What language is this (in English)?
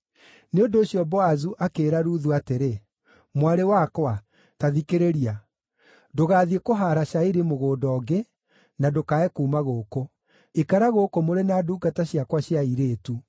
Kikuyu